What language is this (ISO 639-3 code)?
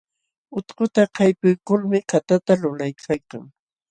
qxw